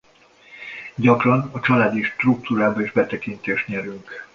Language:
Hungarian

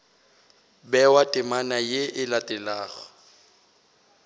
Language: Northern Sotho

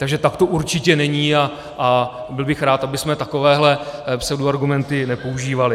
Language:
Czech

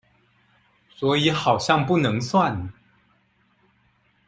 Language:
Chinese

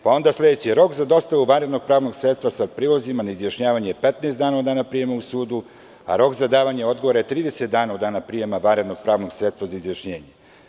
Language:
Serbian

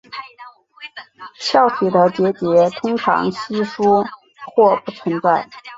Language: Chinese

